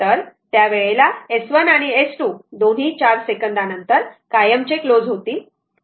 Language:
Marathi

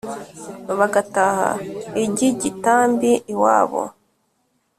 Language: Kinyarwanda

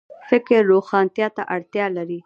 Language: Pashto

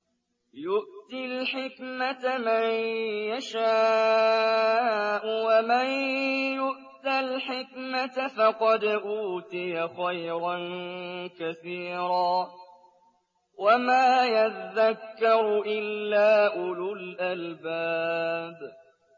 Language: Arabic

